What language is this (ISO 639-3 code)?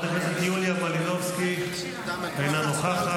heb